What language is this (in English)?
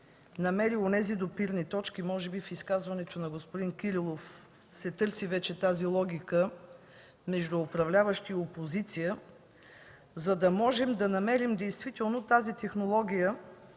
Bulgarian